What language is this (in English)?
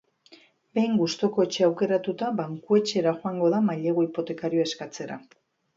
Basque